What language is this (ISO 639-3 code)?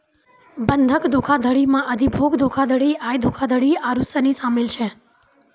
mai